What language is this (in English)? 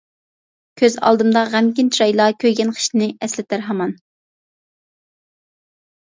Uyghur